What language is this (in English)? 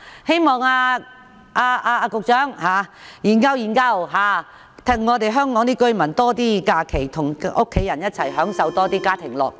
Cantonese